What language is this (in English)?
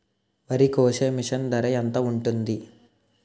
Telugu